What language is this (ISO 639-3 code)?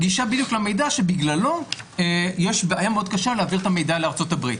heb